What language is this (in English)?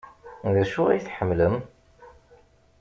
Kabyle